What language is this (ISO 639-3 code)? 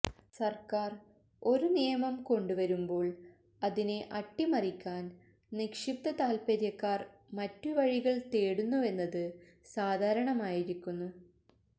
mal